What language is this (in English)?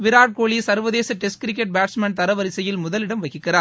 Tamil